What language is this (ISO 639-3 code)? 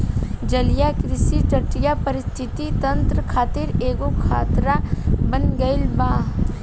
bho